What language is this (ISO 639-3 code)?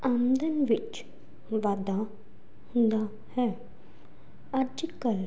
pan